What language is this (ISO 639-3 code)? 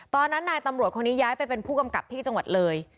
tha